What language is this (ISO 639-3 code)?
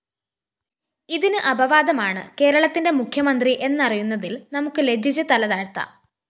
mal